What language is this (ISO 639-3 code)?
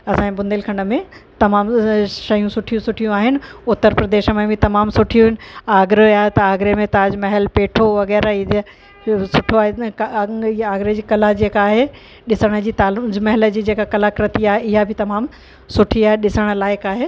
snd